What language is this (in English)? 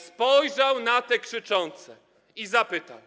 Polish